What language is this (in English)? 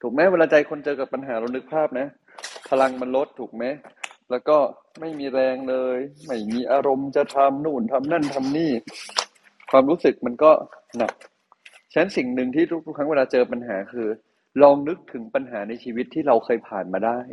Thai